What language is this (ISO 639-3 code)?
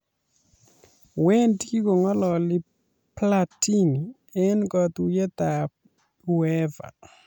kln